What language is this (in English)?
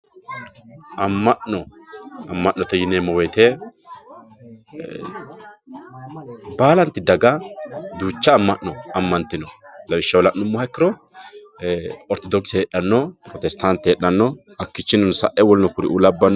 Sidamo